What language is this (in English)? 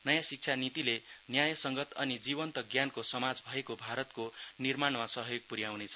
Nepali